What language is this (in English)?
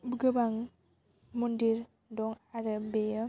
Bodo